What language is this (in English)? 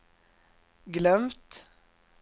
Swedish